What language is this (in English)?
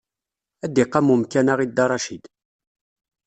Kabyle